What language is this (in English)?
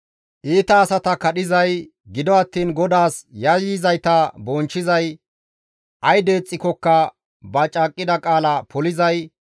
Gamo